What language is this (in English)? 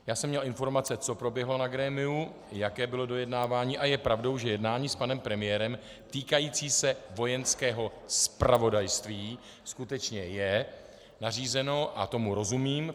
Czech